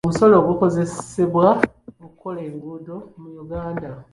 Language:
Ganda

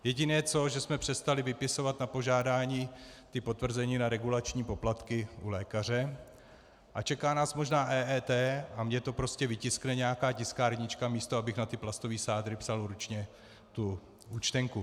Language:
Czech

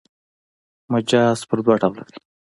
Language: Pashto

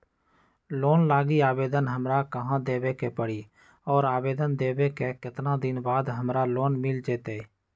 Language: Magahi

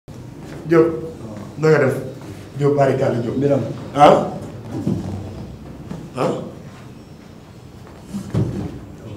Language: Thai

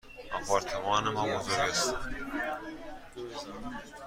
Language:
Persian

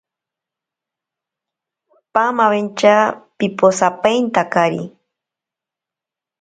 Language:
Ashéninka Perené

